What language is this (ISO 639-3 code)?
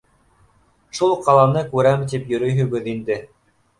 bak